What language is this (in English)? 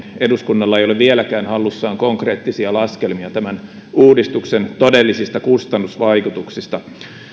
Finnish